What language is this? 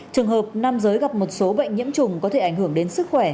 Vietnamese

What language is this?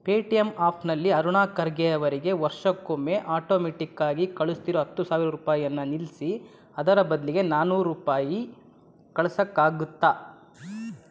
Kannada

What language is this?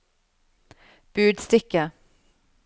Norwegian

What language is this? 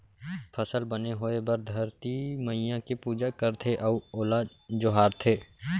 Chhattisgarhi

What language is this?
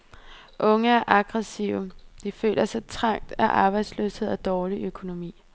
Danish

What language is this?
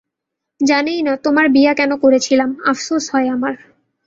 Bangla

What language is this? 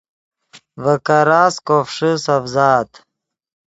Yidgha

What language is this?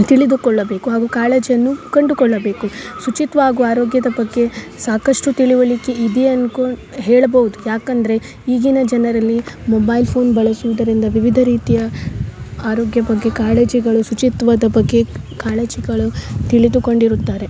Kannada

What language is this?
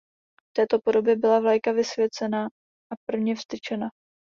Czech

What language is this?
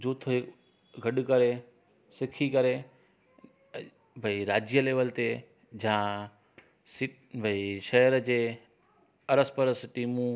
Sindhi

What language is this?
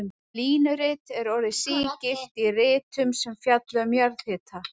Icelandic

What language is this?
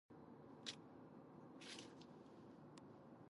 Greek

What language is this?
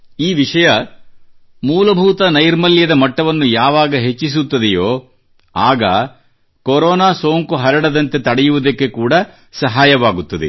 Kannada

